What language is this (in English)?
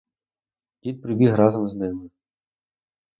Ukrainian